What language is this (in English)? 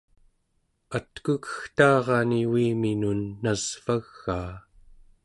Central Yupik